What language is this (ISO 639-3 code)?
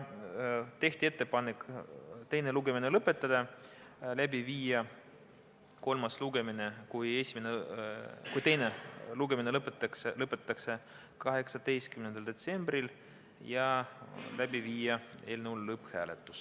est